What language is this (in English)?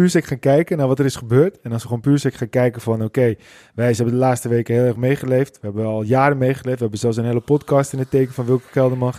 Dutch